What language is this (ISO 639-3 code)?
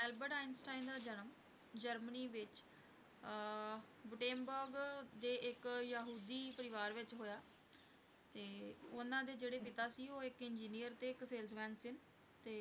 pan